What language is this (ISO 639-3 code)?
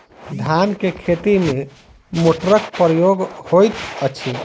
mai